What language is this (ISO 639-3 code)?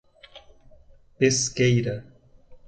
por